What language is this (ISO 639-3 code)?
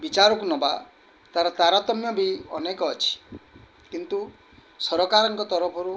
ori